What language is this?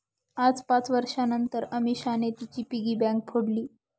Marathi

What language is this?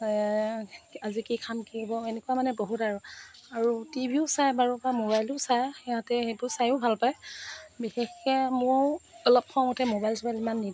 Assamese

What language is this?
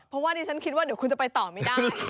Thai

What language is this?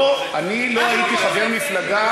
Hebrew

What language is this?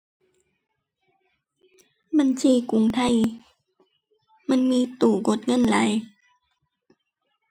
Thai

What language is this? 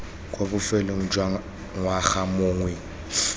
Tswana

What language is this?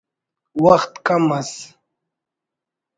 Brahui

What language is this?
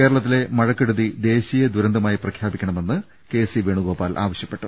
Malayalam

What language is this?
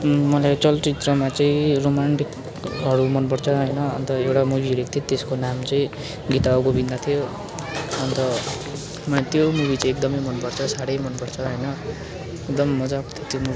Nepali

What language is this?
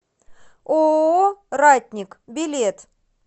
Russian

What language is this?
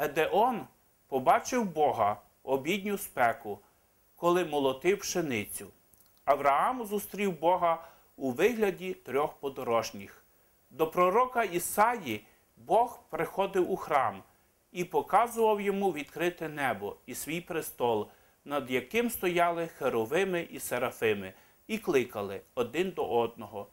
Ukrainian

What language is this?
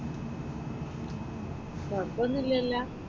Malayalam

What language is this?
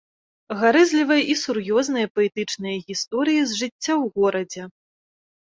Belarusian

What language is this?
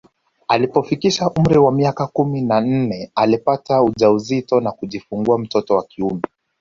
Swahili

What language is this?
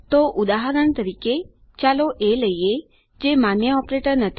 Gujarati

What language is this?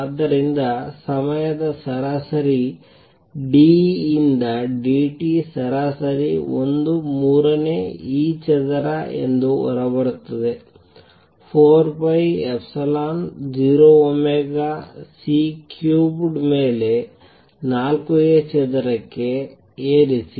Kannada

